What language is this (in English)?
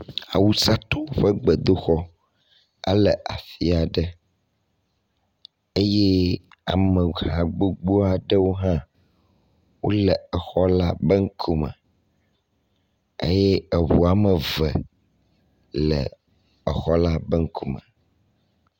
Ewe